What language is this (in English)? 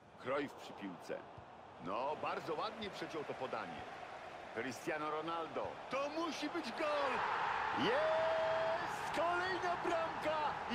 Polish